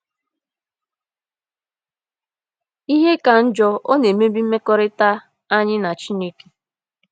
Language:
Igbo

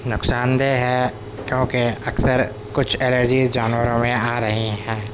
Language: Urdu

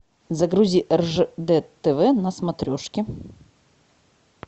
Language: Russian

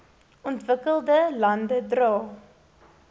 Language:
Afrikaans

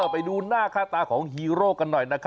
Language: Thai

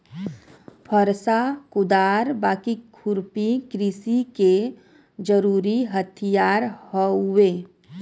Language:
Bhojpuri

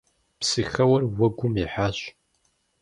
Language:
Kabardian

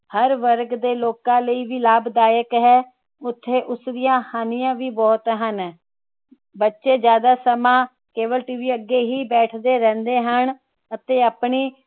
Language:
Punjabi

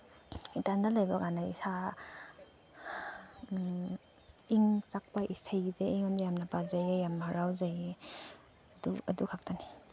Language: Manipuri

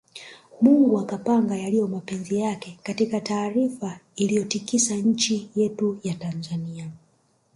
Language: Swahili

